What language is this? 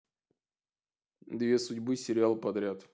Russian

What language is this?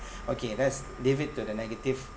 English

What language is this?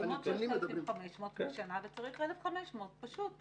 Hebrew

